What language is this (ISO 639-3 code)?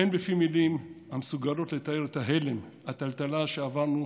heb